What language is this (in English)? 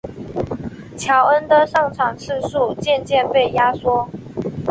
Chinese